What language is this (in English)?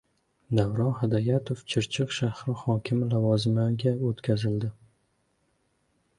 Uzbek